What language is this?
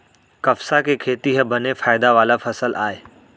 Chhattisgarhi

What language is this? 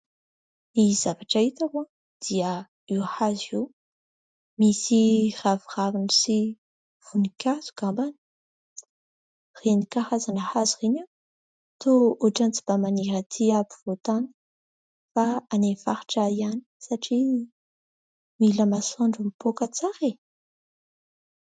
Malagasy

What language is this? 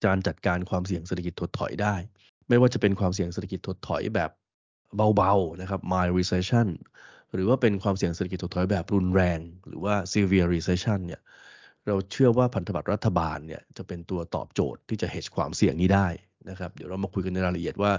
Thai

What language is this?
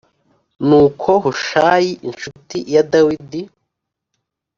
Kinyarwanda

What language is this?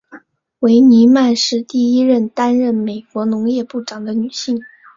Chinese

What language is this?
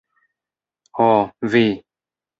Esperanto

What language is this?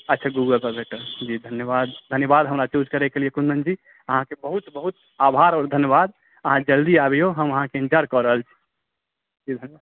Maithili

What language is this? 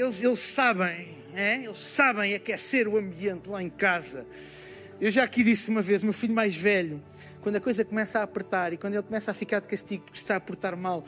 Portuguese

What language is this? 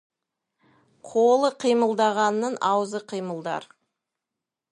Kazakh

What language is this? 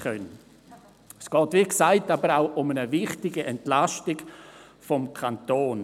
Swiss German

